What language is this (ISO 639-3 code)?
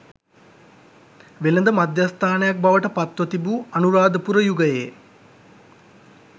sin